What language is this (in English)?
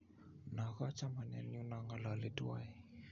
Kalenjin